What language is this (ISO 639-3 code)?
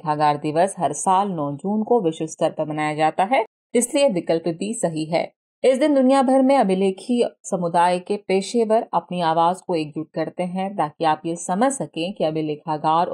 hin